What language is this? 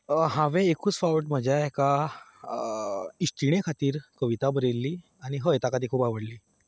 Konkani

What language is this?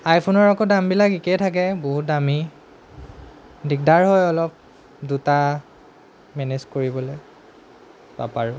Assamese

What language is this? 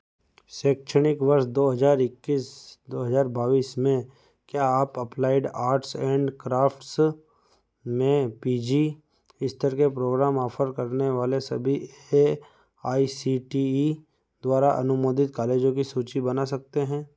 Hindi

